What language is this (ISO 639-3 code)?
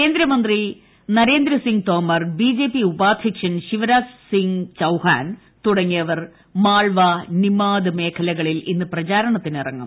mal